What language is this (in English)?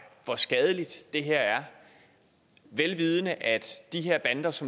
Danish